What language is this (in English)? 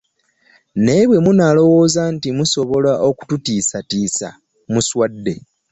Ganda